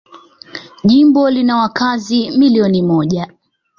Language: Swahili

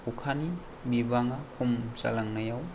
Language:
Bodo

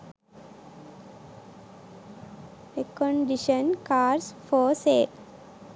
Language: Sinhala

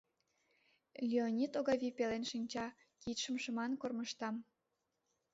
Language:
Mari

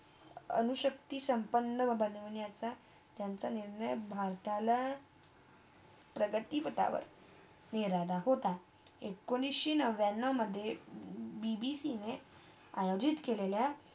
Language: Marathi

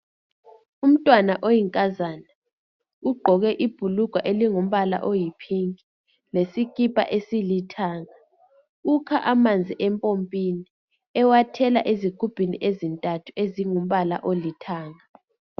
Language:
North Ndebele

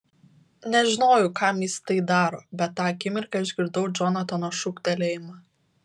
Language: Lithuanian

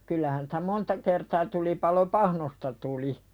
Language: Finnish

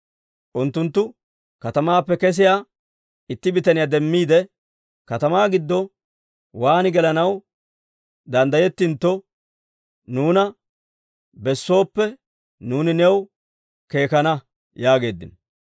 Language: Dawro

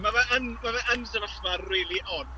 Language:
Welsh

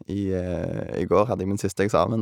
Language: Norwegian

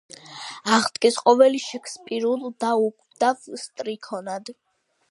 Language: Georgian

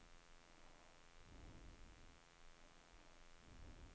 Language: Swedish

